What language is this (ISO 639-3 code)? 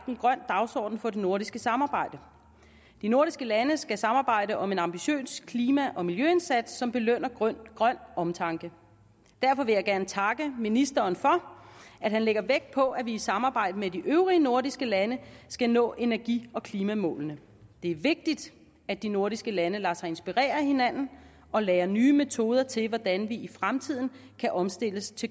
dan